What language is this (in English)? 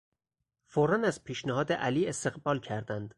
Persian